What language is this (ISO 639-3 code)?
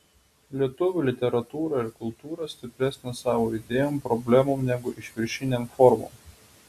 lit